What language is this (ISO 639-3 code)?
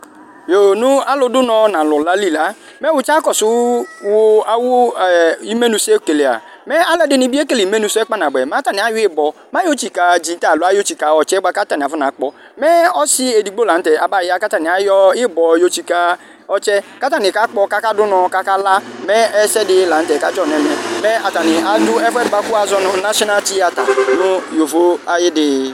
kpo